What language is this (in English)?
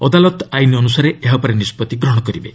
Odia